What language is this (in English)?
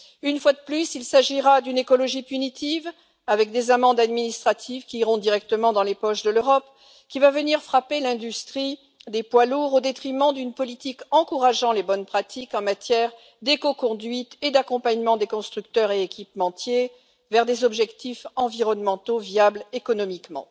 French